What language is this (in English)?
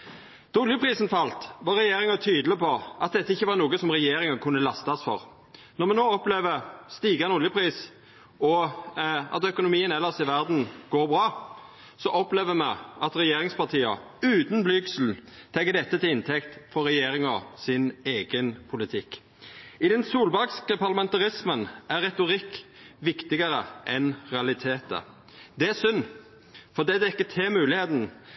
Norwegian Nynorsk